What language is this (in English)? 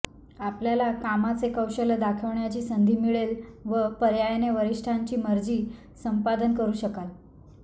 Marathi